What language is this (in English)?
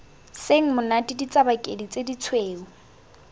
Tswana